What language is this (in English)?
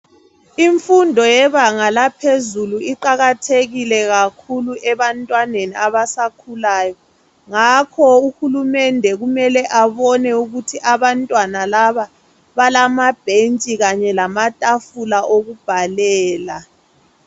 North Ndebele